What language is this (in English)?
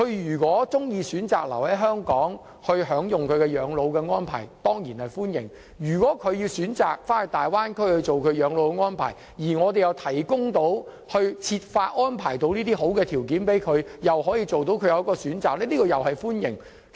Cantonese